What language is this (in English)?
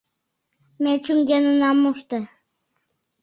Mari